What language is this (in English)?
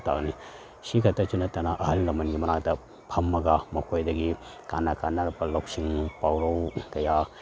Manipuri